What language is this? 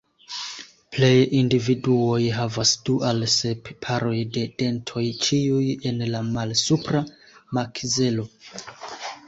Esperanto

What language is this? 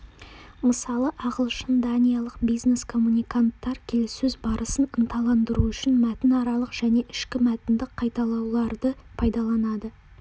Kazakh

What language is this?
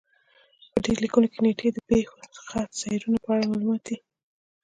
Pashto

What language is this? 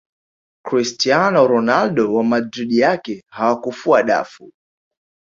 Swahili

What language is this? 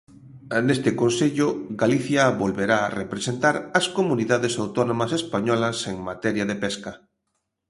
Galician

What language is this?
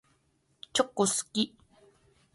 Japanese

